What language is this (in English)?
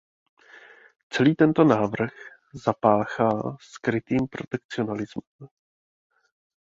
Czech